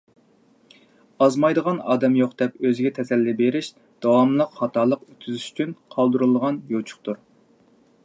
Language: Uyghur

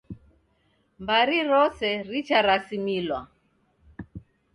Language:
Taita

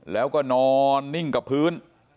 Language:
Thai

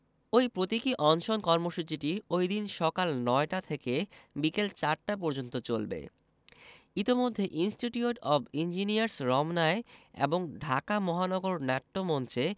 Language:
Bangla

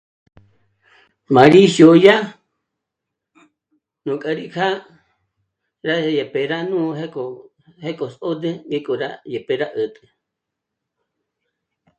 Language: Michoacán Mazahua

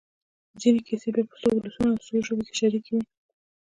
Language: Pashto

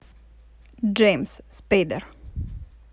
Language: Russian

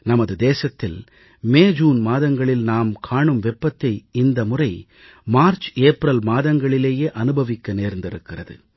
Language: Tamil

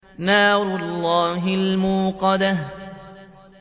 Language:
Arabic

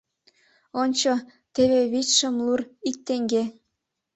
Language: Mari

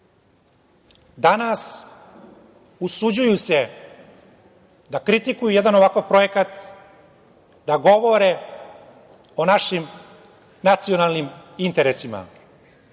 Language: Serbian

